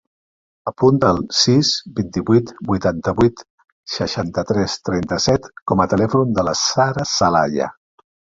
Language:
Catalan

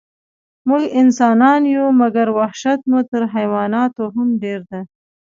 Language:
Pashto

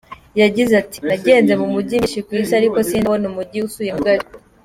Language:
Kinyarwanda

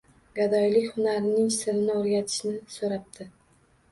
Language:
Uzbek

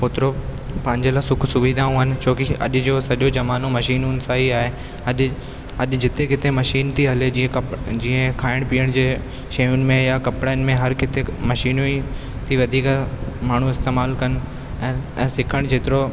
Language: Sindhi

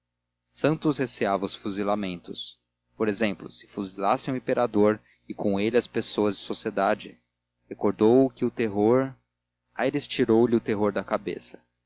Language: Portuguese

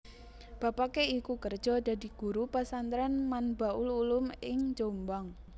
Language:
Javanese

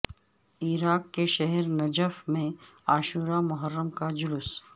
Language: Urdu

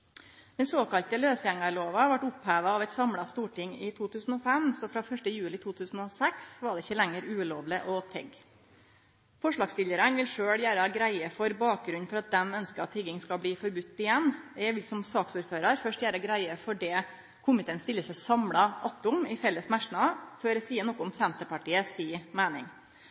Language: Norwegian Nynorsk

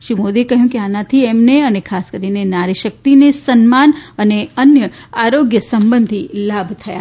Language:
Gujarati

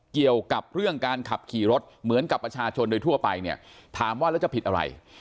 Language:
Thai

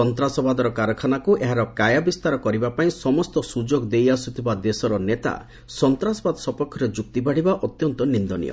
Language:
Odia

